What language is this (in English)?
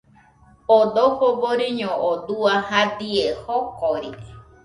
Nüpode Huitoto